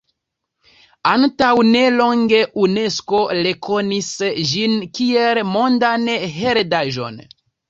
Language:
Esperanto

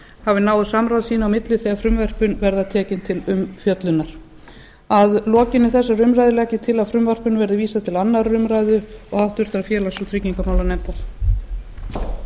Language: Icelandic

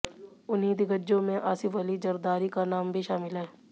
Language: Hindi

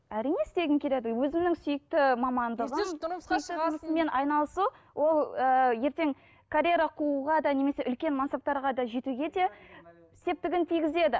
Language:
Kazakh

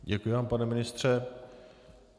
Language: Czech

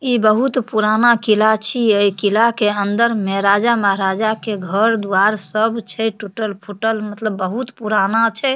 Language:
Maithili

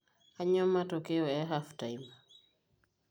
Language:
Masai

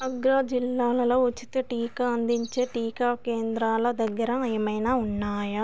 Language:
Telugu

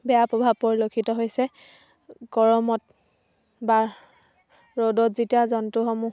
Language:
Assamese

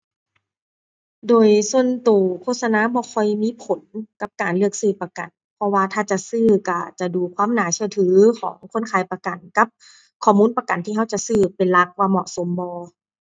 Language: Thai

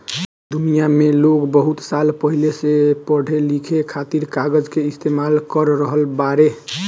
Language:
Bhojpuri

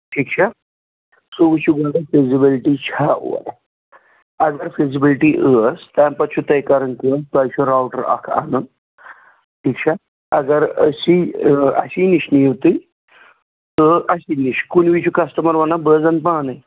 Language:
Kashmiri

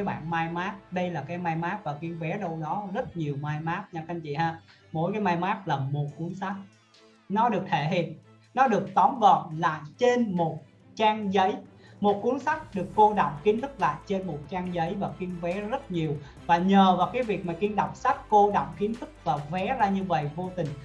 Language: Vietnamese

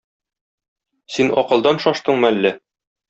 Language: Tatar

